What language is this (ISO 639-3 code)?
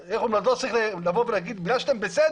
heb